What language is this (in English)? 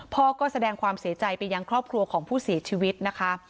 Thai